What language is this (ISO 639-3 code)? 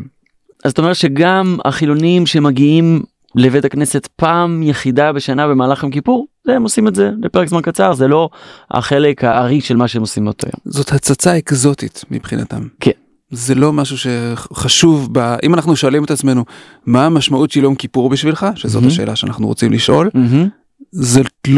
heb